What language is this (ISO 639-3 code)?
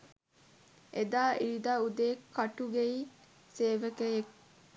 sin